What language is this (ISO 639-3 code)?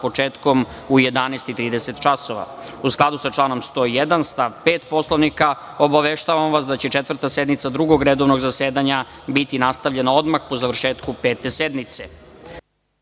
srp